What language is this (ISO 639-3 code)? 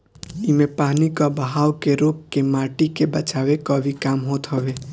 bho